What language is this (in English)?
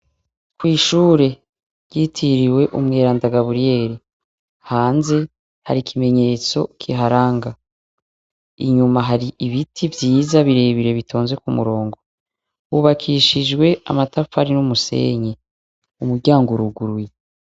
Rundi